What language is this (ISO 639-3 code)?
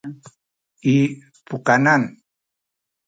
szy